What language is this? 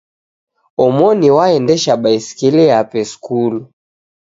Taita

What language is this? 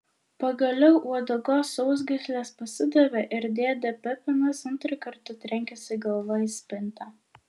Lithuanian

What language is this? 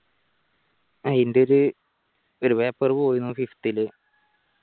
Malayalam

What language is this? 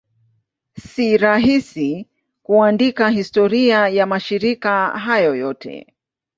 Swahili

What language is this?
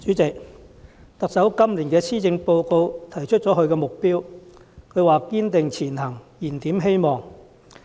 Cantonese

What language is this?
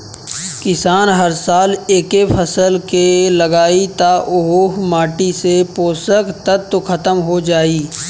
Bhojpuri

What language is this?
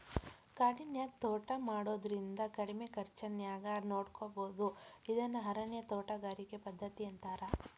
Kannada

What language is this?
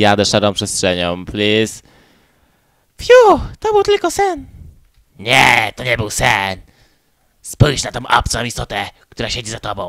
Polish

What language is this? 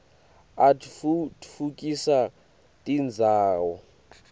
Swati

